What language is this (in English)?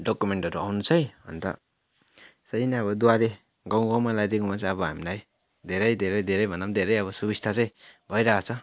Nepali